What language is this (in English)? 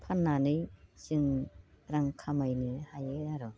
Bodo